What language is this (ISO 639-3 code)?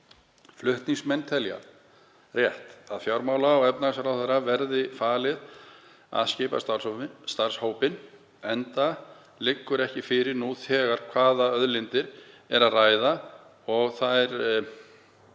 isl